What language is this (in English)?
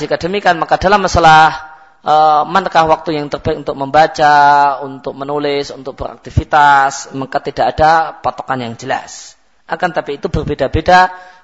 Malay